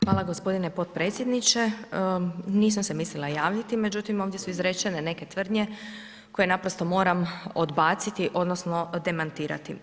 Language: Croatian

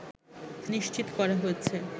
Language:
Bangla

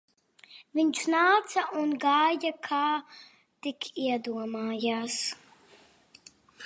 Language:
Latvian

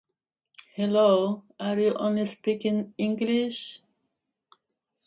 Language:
English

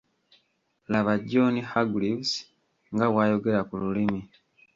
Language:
Ganda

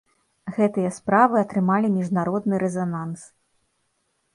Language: Belarusian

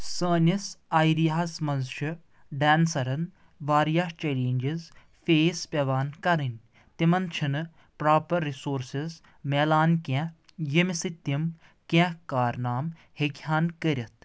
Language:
Kashmiri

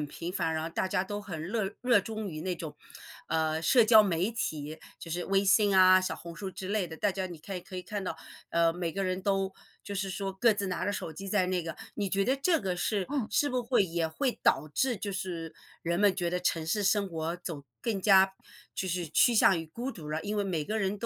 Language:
Chinese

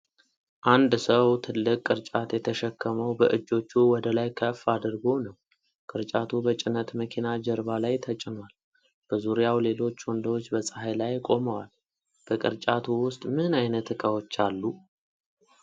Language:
Amharic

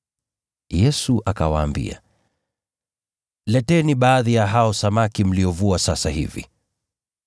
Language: Swahili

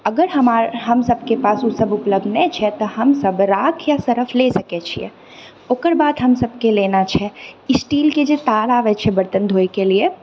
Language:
Maithili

